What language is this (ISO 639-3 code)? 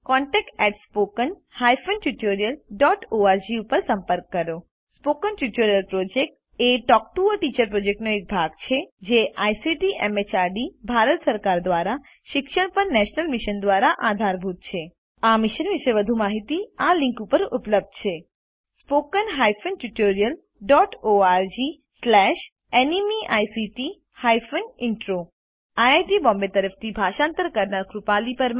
guj